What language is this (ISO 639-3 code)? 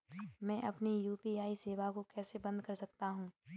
hin